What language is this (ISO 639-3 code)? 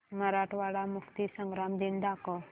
mar